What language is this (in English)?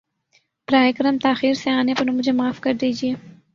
Urdu